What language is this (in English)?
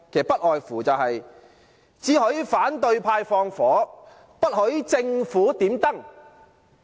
Cantonese